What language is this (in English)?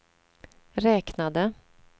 Swedish